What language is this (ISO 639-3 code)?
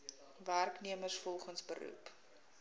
afr